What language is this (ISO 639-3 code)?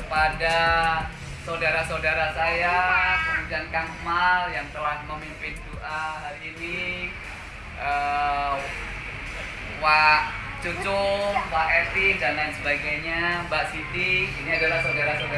ind